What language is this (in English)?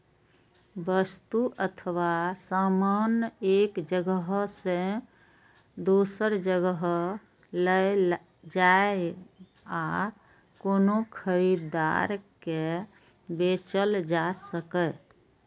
Maithili